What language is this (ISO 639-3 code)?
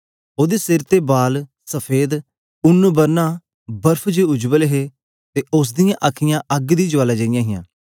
doi